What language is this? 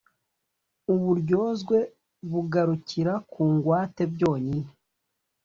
Kinyarwanda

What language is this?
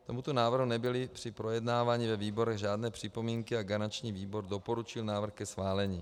Czech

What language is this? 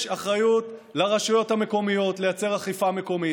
Hebrew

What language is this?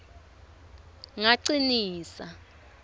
Swati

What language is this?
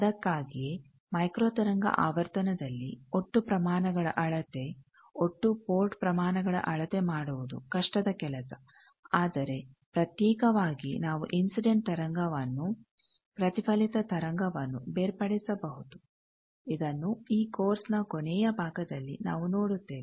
Kannada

